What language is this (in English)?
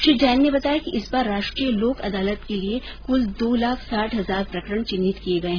Hindi